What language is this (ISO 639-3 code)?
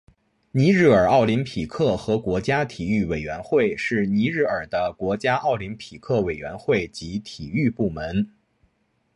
zho